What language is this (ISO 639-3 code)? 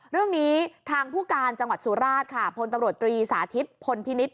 tha